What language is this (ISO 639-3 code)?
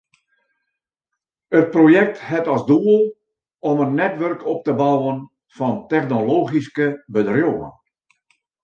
fry